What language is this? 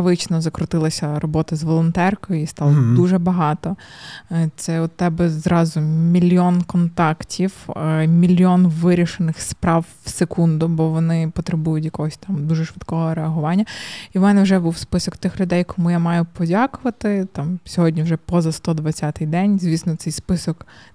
Ukrainian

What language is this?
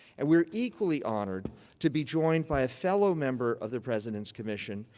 English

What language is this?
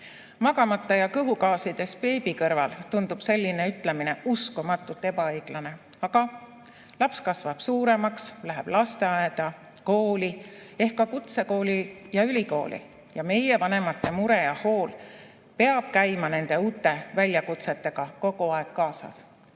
Estonian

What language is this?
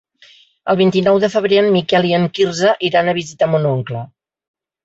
Catalan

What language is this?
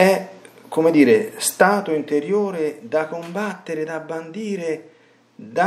Italian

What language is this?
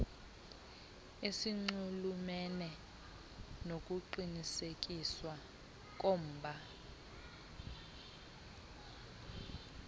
Xhosa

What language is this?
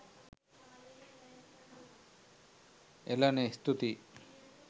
Sinhala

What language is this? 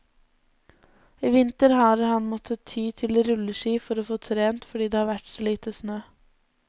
Norwegian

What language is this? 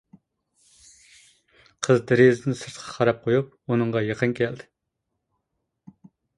Uyghur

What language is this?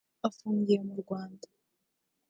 Kinyarwanda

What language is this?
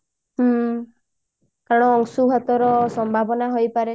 Odia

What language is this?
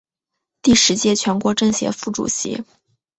Chinese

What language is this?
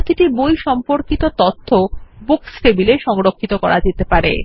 Bangla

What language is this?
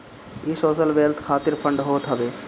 Bhojpuri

